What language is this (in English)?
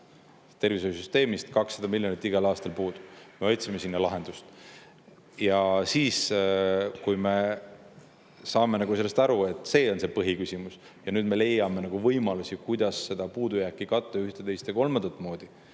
Estonian